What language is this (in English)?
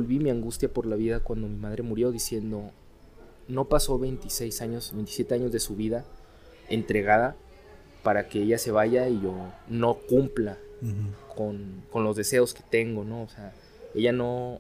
Spanish